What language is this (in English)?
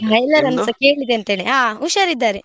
Kannada